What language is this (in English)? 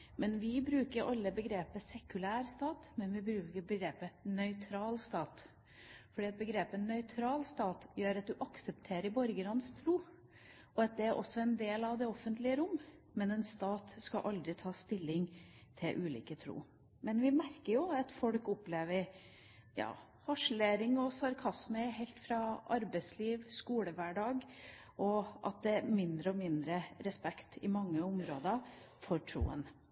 Norwegian Bokmål